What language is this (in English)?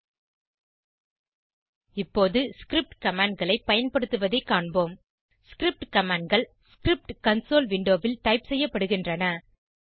Tamil